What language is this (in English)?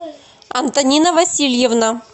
Russian